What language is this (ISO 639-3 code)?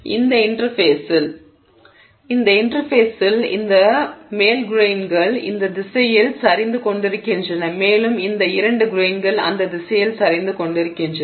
tam